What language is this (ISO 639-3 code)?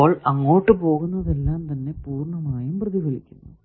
mal